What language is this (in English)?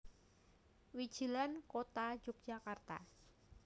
Javanese